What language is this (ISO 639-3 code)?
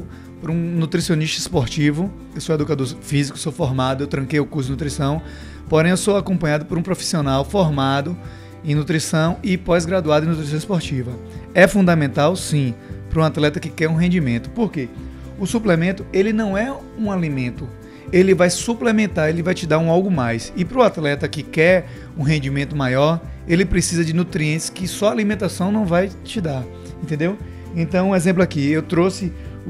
por